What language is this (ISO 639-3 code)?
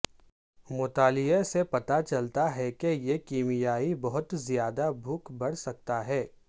urd